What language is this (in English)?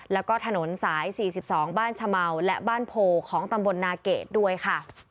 Thai